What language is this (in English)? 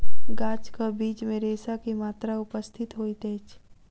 Maithili